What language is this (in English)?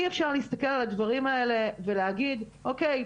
Hebrew